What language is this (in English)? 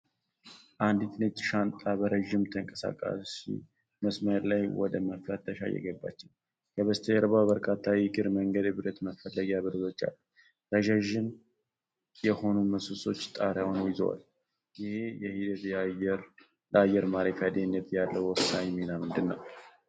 Amharic